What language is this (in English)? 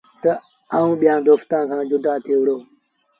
Sindhi Bhil